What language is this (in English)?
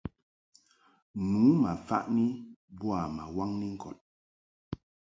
Mungaka